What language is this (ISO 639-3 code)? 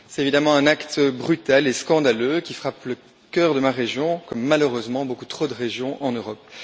fra